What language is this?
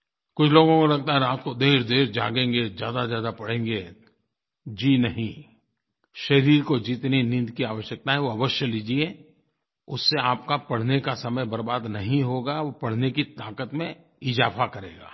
Hindi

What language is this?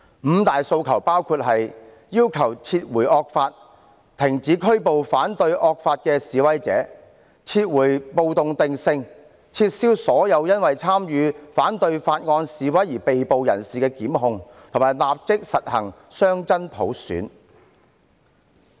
Cantonese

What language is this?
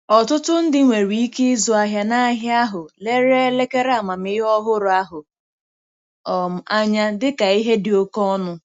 Igbo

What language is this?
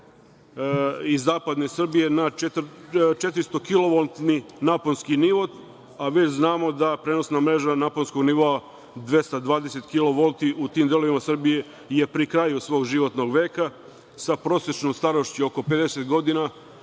Serbian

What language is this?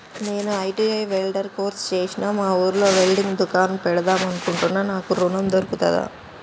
Telugu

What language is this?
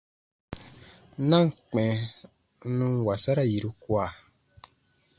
Baatonum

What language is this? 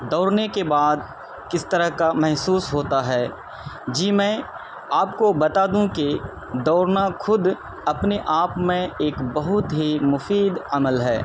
Urdu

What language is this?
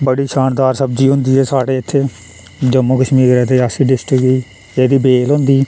Dogri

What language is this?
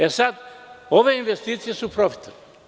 Serbian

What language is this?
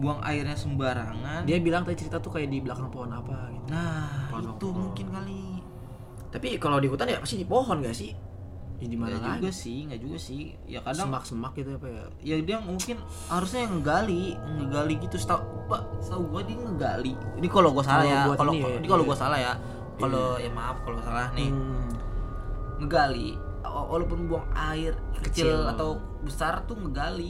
Indonesian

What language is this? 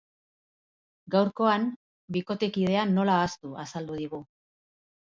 Basque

